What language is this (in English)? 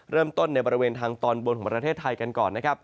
Thai